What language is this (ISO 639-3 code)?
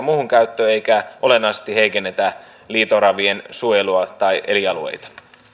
fin